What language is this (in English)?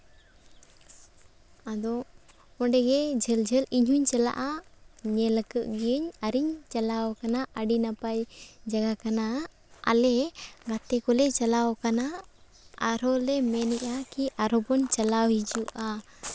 Santali